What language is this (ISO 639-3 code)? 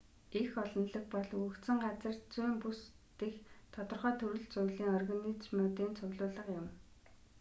mon